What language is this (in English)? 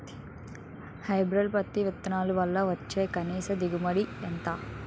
Telugu